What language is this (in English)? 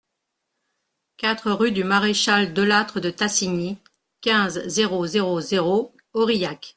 French